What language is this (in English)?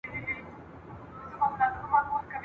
Pashto